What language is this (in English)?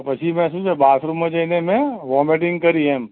Gujarati